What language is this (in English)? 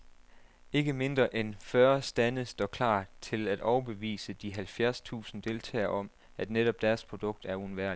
Danish